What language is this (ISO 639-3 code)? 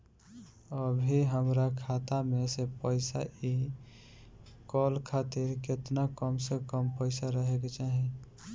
bho